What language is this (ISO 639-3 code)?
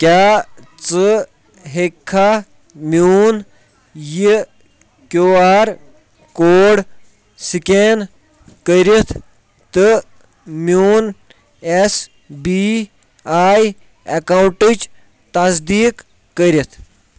kas